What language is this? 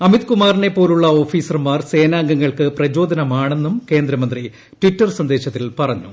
Malayalam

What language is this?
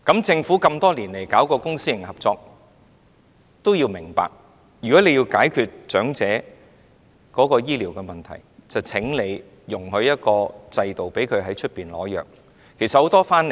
Cantonese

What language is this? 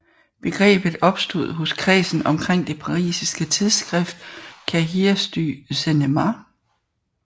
Danish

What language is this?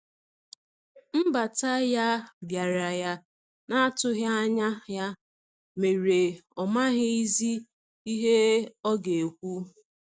Igbo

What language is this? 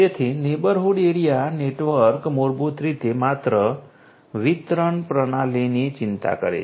Gujarati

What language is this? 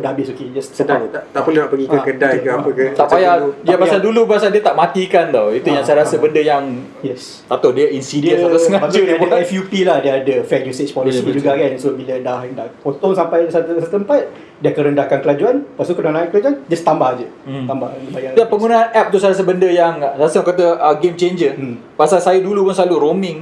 Malay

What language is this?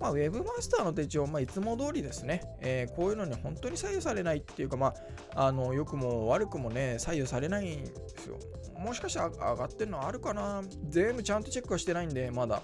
Japanese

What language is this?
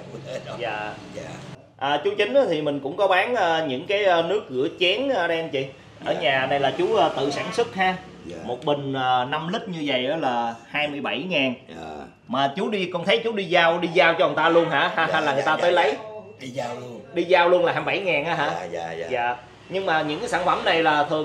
Vietnamese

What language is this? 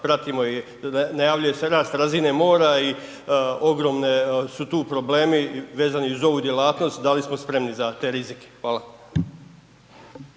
Croatian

